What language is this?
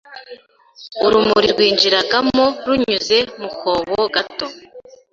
Kinyarwanda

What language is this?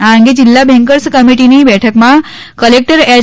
Gujarati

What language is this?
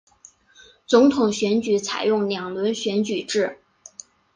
Chinese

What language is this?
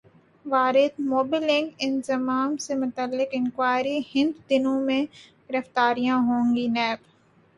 Urdu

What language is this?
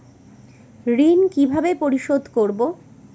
Bangla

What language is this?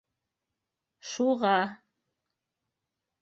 Bashkir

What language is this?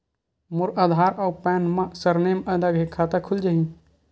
Chhattisgarhi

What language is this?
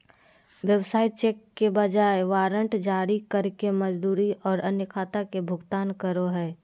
Magahi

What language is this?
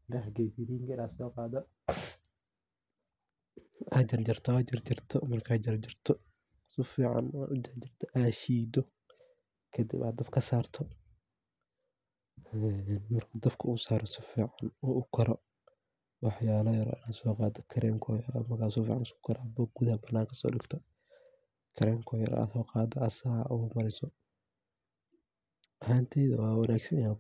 Somali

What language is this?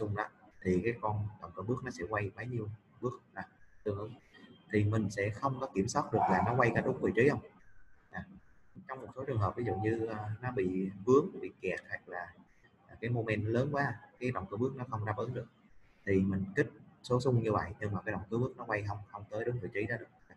Vietnamese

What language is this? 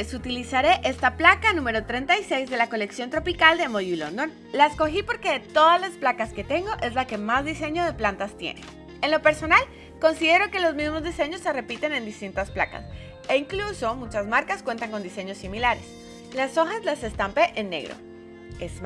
Spanish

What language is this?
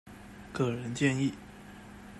Chinese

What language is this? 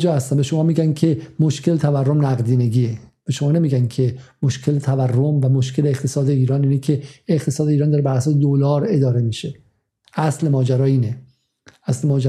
Persian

